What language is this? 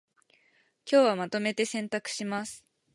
Japanese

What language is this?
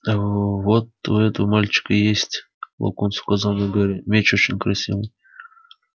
Russian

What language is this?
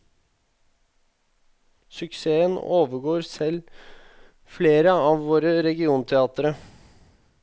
Norwegian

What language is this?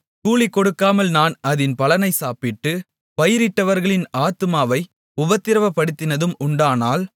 Tamil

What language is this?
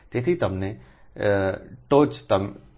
Gujarati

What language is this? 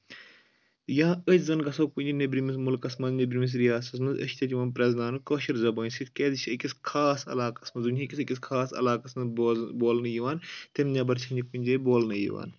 Kashmiri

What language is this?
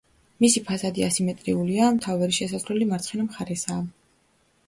Georgian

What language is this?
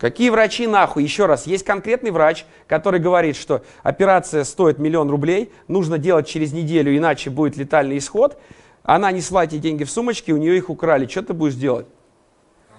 Russian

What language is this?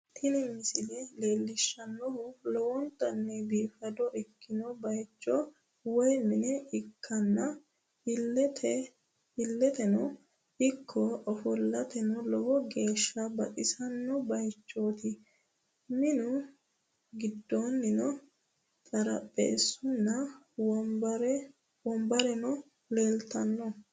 Sidamo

